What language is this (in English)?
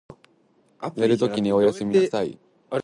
Japanese